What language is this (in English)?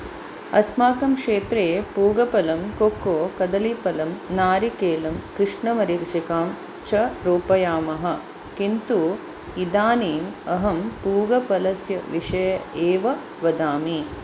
Sanskrit